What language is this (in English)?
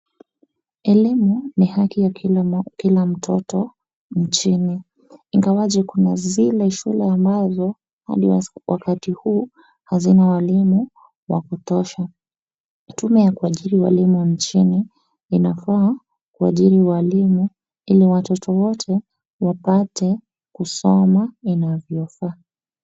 Swahili